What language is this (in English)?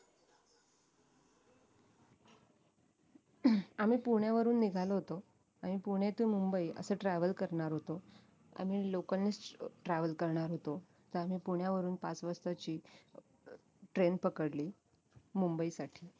Marathi